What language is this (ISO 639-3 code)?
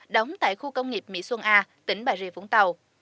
vie